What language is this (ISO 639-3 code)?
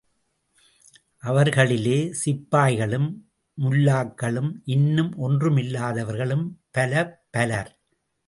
tam